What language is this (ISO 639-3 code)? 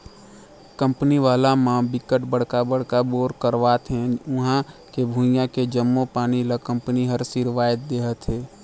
hne